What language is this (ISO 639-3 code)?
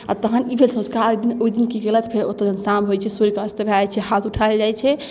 mai